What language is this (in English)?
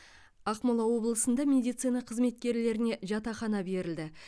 Kazakh